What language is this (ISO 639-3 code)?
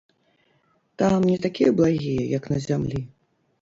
bel